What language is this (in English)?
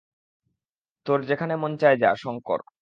Bangla